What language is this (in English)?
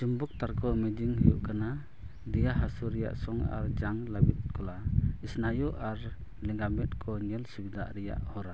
Santali